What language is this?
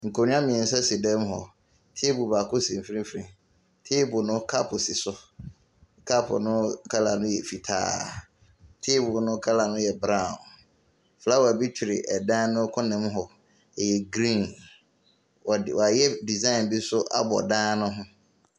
Akan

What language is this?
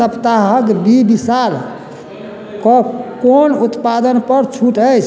Maithili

